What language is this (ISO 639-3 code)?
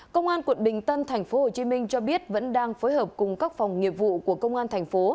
vie